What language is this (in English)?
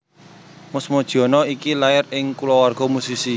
Javanese